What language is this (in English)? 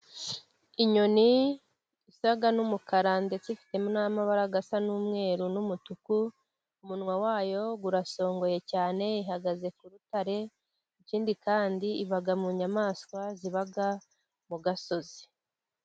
Kinyarwanda